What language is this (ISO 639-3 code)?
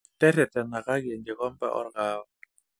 mas